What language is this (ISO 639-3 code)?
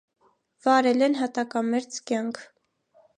hye